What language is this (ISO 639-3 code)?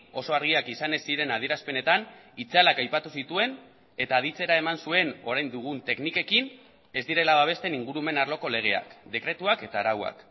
eus